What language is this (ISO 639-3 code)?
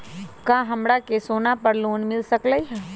mag